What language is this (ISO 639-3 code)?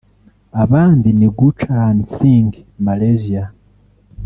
kin